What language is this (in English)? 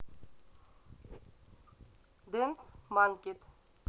Russian